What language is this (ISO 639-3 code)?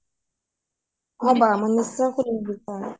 asm